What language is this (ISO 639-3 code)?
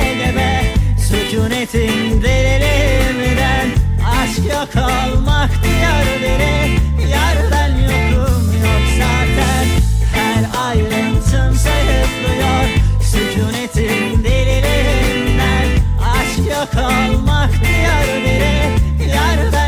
tur